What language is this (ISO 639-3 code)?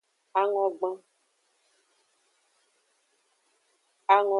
ajg